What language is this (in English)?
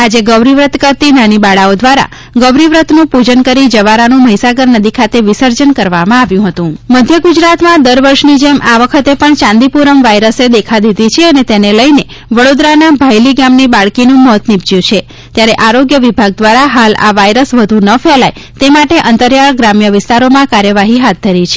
Gujarati